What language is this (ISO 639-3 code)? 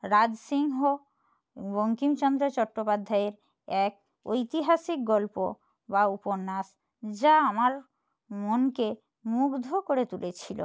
ben